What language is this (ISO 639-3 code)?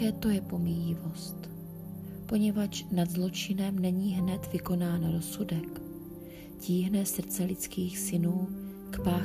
ces